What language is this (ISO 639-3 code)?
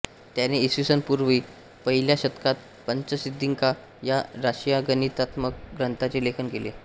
mar